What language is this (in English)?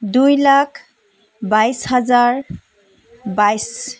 Assamese